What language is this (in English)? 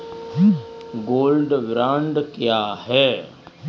Hindi